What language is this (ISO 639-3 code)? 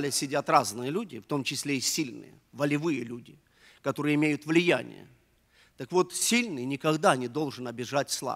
rus